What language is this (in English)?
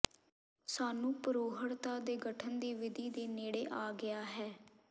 Punjabi